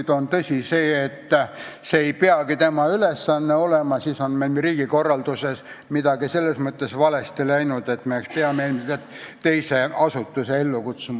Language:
Estonian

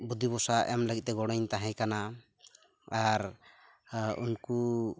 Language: Santali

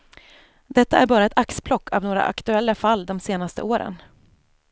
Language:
Swedish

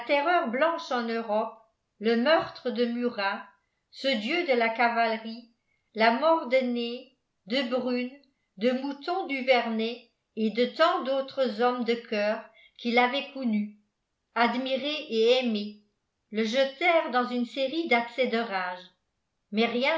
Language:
French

